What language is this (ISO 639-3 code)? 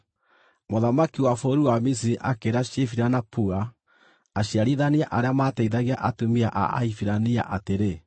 kik